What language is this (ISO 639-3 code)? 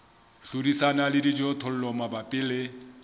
sot